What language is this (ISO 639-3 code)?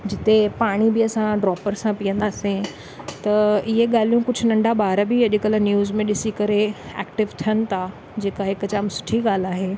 snd